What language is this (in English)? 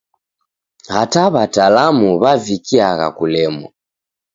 Taita